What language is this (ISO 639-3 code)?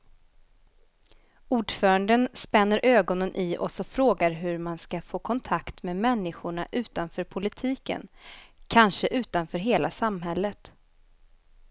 swe